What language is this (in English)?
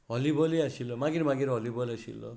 Konkani